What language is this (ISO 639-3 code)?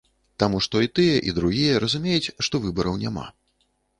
bel